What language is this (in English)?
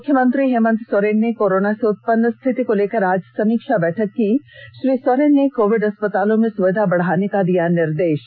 Hindi